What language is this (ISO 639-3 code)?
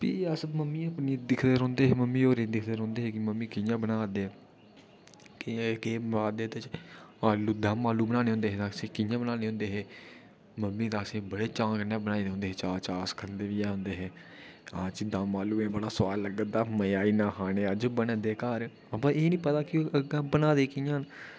doi